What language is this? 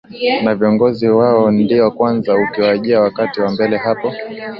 Swahili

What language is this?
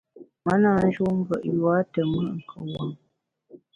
Bamun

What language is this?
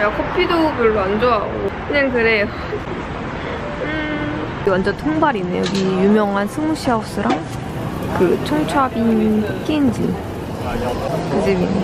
Korean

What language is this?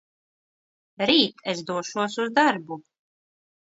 Latvian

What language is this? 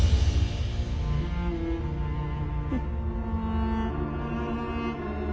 Japanese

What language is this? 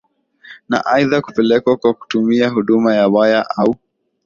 Swahili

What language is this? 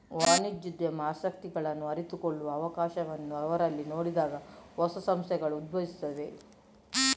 Kannada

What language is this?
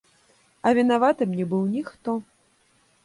Belarusian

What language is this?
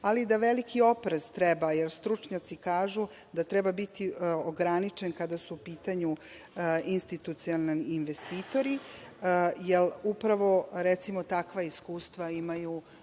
Serbian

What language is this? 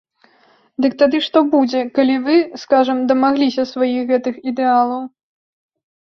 Belarusian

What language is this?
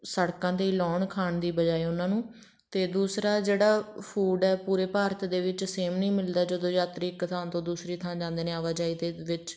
Punjabi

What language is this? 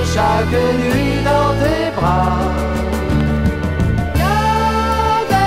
Dutch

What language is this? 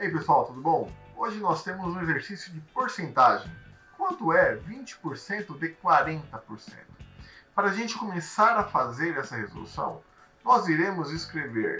Portuguese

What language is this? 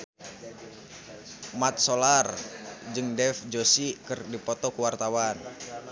Sundanese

